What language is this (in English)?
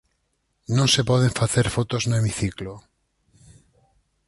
Galician